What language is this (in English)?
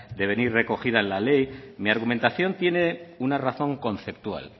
Spanish